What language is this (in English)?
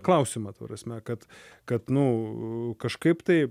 Lithuanian